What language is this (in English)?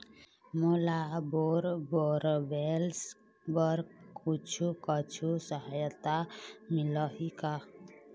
Chhattisgarhi